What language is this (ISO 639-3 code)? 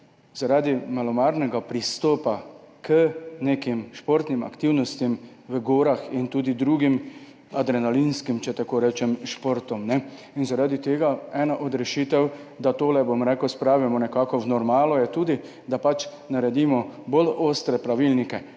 slv